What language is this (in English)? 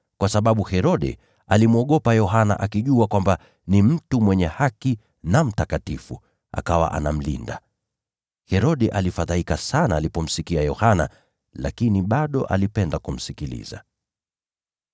Swahili